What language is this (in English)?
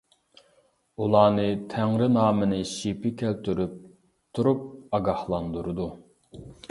Uyghur